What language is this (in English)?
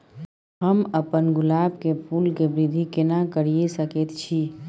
Maithili